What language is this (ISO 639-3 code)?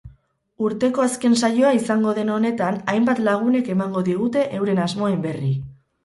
eus